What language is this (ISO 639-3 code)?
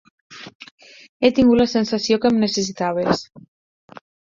cat